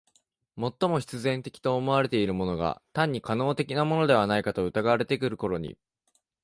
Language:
Japanese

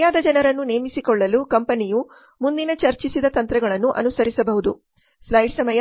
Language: Kannada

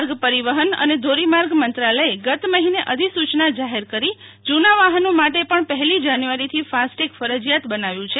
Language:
Gujarati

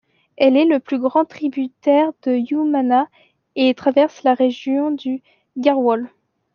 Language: French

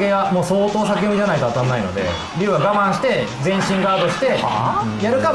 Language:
Japanese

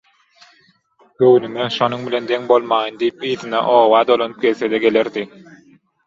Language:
Turkmen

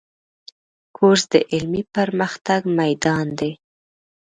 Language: Pashto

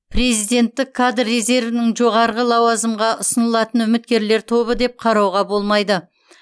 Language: Kazakh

